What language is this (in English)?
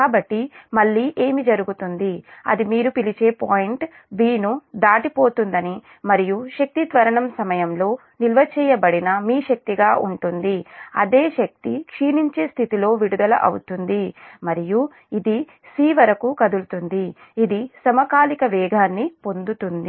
Telugu